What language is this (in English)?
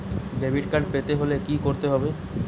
Bangla